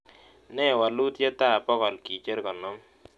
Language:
Kalenjin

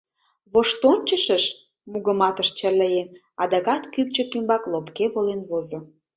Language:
Mari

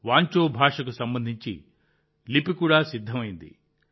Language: Telugu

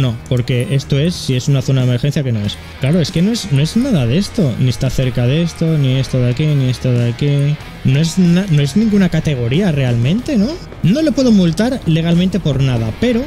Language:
Spanish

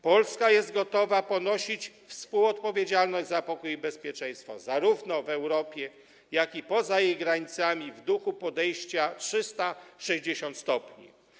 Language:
Polish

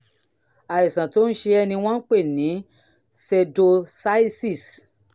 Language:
Yoruba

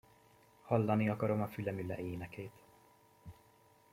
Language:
Hungarian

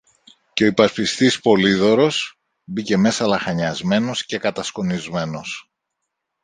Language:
Greek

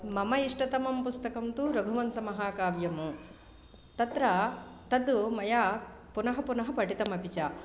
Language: Sanskrit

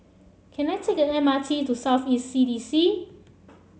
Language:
English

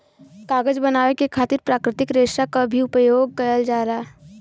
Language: Bhojpuri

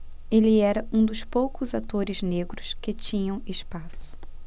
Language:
Portuguese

